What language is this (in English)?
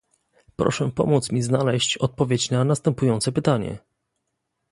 Polish